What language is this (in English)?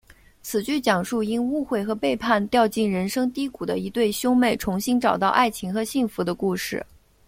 Chinese